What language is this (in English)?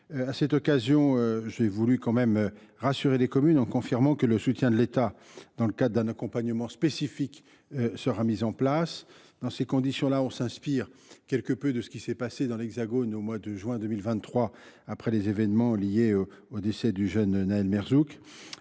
French